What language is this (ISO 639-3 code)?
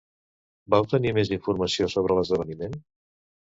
cat